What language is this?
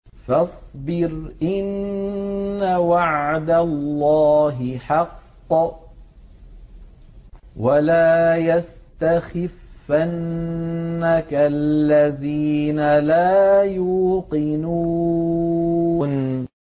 Arabic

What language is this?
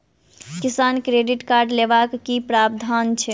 Maithili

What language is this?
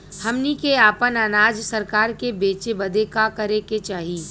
Bhojpuri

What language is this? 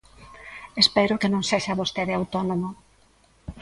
Galician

